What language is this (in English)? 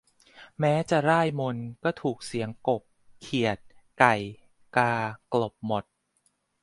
Thai